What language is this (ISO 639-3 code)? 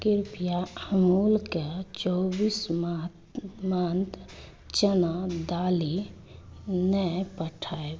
mai